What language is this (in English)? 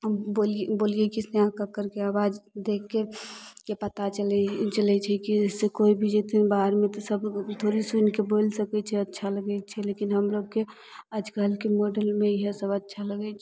Maithili